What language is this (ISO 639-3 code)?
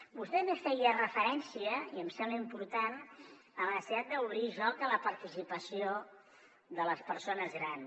cat